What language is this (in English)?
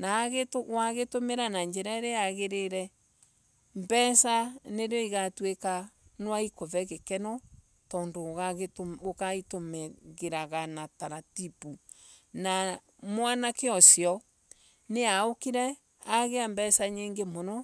Embu